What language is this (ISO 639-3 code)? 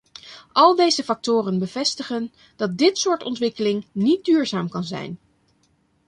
nld